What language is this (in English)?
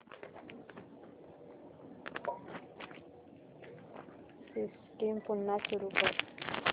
Marathi